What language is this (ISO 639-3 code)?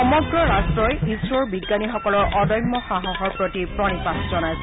asm